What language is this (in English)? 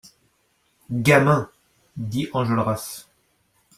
French